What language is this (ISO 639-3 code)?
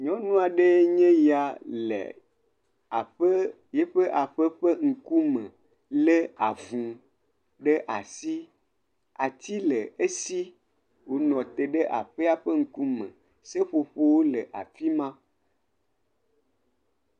ewe